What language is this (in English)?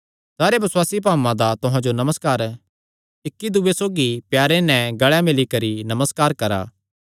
Kangri